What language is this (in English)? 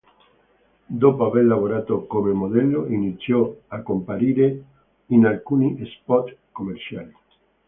Italian